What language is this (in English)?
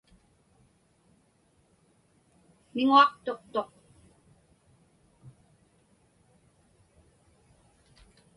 Inupiaq